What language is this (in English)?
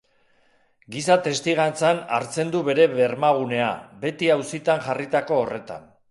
Basque